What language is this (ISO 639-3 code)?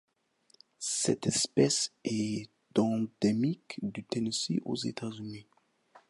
fra